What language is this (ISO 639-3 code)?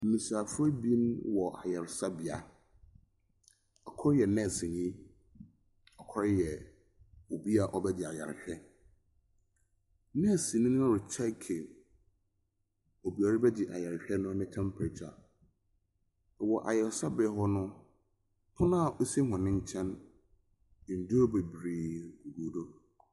aka